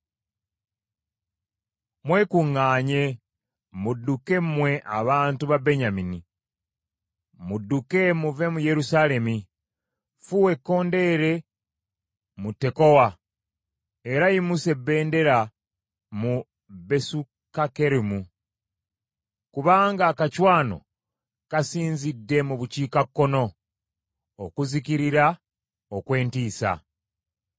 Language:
Ganda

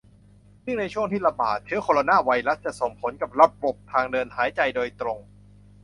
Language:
Thai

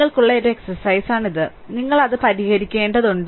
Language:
Malayalam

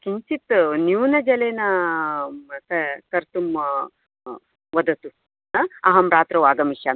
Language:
Sanskrit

